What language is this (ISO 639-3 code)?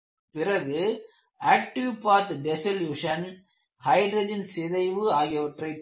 tam